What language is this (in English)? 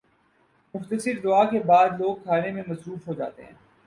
Urdu